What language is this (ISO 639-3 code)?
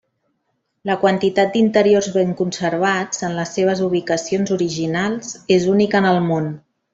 cat